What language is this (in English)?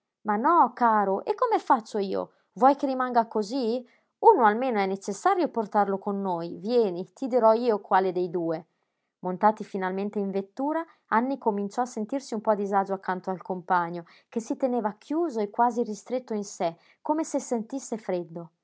Italian